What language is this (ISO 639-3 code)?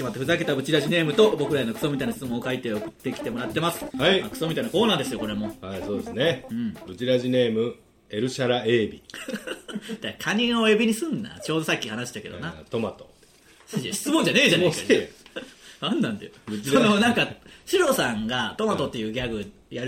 jpn